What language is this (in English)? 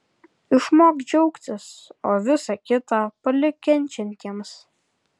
Lithuanian